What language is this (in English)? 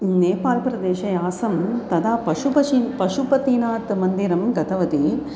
Sanskrit